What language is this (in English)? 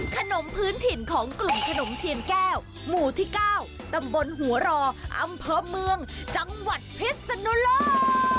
Thai